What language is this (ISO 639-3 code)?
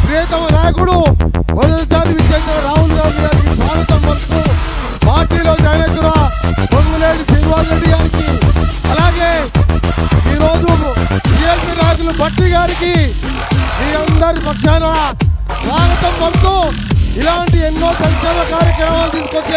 ara